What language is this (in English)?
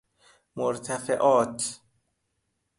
Persian